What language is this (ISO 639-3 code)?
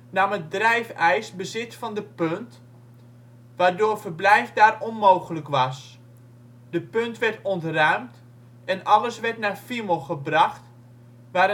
nld